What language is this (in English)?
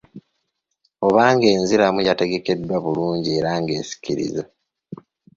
Ganda